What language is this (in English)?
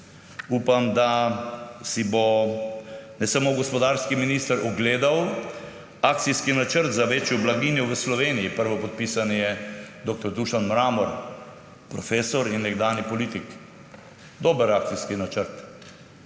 Slovenian